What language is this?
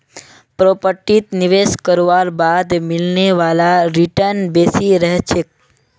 Magahi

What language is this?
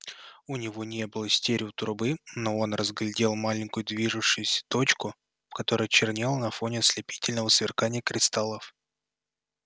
Russian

